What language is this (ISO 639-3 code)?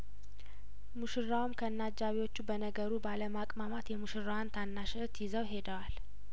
amh